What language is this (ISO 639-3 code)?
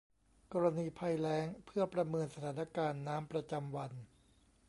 tha